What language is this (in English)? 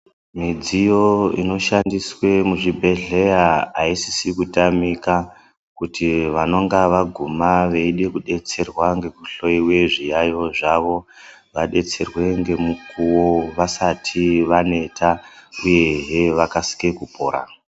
Ndau